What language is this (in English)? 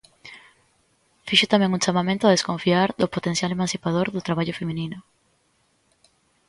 Galician